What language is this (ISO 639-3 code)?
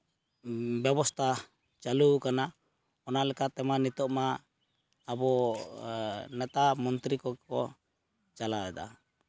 sat